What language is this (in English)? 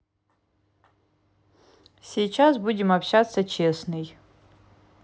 Russian